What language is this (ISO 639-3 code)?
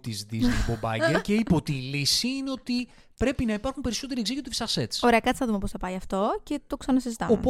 ell